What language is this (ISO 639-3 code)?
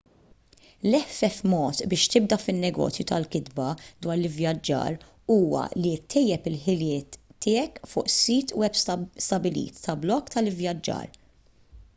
mlt